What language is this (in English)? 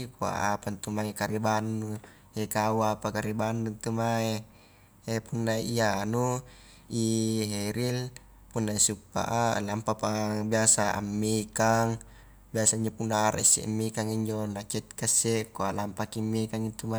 Highland Konjo